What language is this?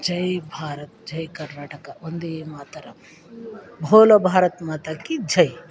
Kannada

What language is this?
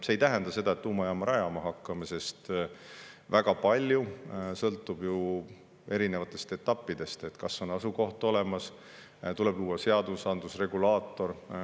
Estonian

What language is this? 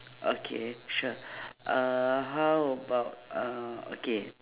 English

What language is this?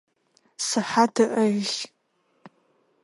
Adyghe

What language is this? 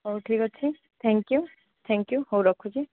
Odia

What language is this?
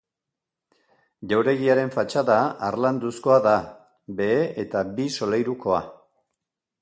Basque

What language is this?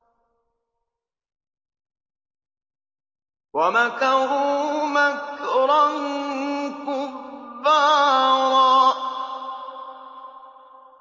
Arabic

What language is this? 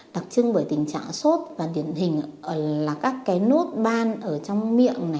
Vietnamese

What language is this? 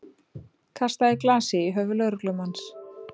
Icelandic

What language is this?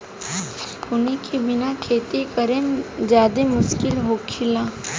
Bhojpuri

